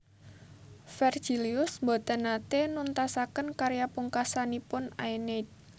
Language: Javanese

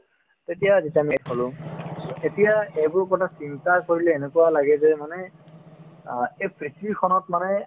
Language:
Assamese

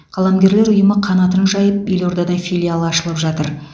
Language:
Kazakh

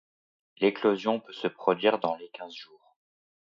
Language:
French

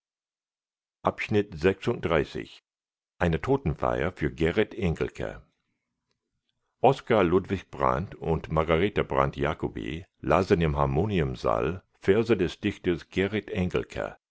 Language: German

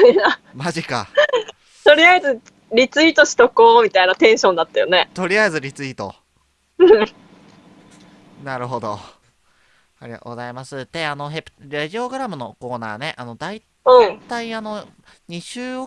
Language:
Japanese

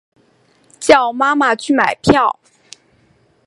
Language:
Chinese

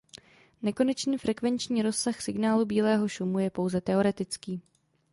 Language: Czech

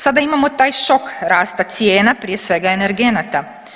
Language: Croatian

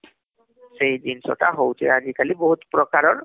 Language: Odia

